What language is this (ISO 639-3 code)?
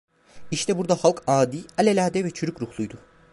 tur